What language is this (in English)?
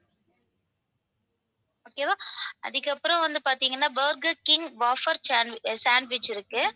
Tamil